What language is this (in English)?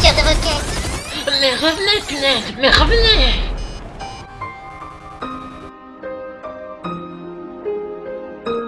French